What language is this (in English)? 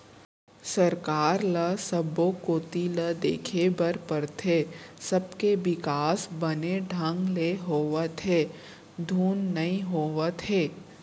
Chhattisgarhi